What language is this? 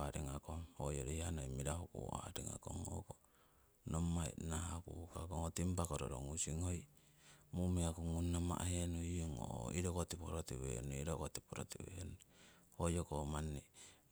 Siwai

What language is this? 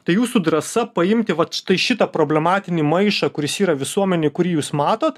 Lithuanian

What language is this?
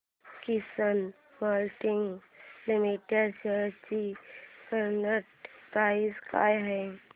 Marathi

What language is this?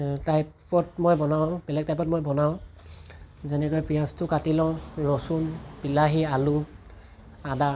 Assamese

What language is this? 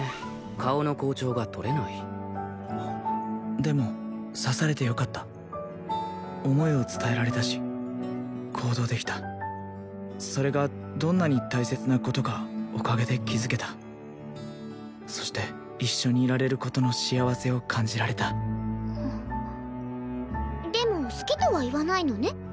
Japanese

